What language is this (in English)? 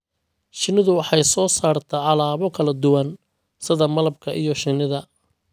Somali